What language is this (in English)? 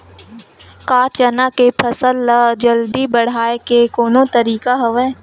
Chhattisgarhi